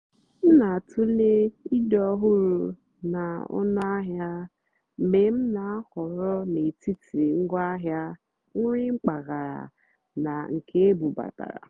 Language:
Igbo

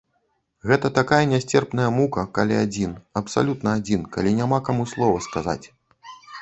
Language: Belarusian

